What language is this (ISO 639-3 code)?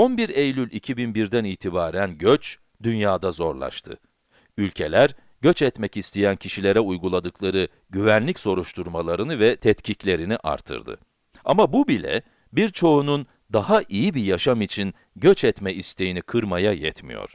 tur